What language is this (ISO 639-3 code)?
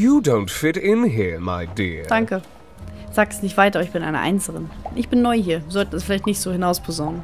deu